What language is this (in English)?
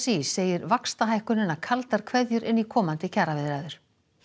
Icelandic